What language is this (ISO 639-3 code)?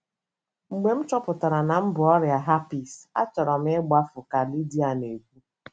ibo